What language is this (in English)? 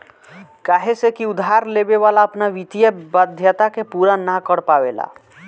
Bhojpuri